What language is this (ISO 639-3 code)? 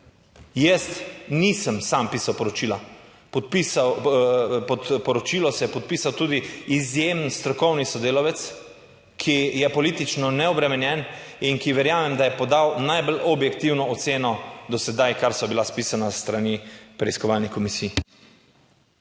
slv